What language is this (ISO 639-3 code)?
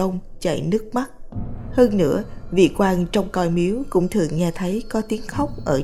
vie